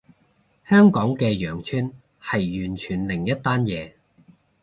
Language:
Cantonese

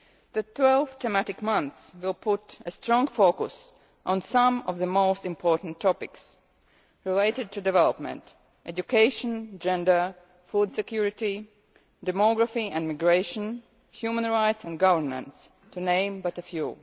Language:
English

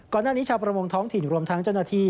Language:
Thai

